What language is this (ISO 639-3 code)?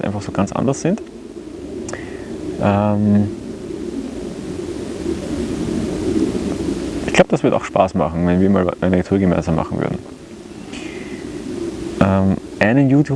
deu